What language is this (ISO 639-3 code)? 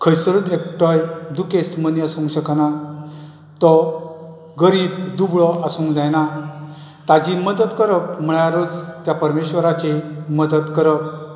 kok